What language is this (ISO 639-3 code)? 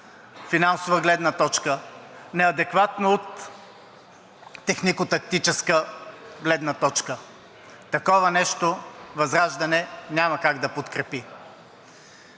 bul